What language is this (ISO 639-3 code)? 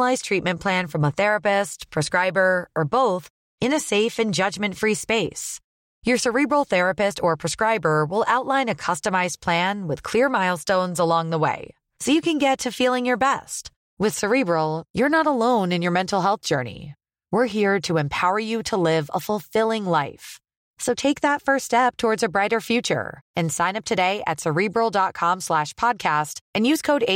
swe